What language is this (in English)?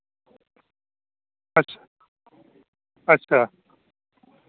Dogri